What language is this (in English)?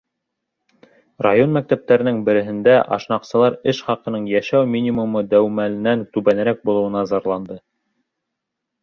Bashkir